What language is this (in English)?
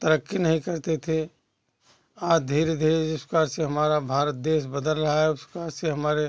Hindi